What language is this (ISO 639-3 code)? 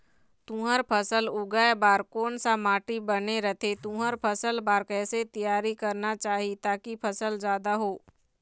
hne